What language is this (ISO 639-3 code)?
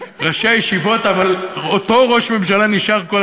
heb